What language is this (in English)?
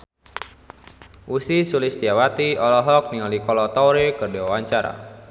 Sundanese